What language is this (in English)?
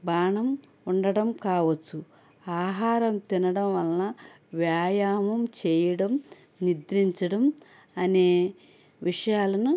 Telugu